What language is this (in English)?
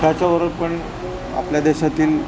Marathi